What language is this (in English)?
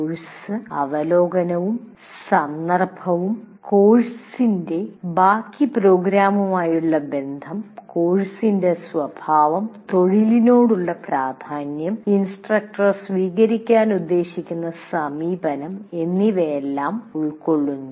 Malayalam